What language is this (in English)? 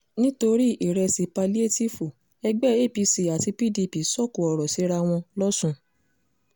Yoruba